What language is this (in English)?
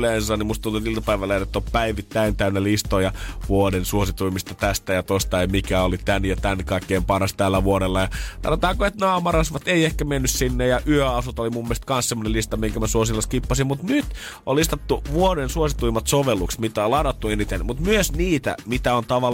Finnish